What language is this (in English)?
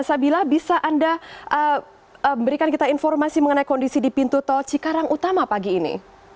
Indonesian